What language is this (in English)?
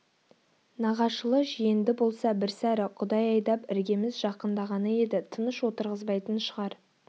Kazakh